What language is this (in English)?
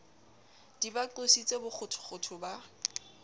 Southern Sotho